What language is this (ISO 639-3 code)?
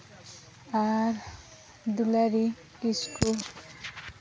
sat